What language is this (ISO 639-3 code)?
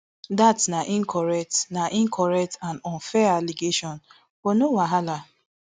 pcm